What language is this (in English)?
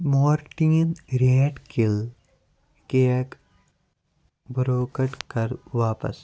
Kashmiri